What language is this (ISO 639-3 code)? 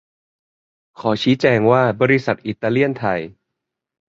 tha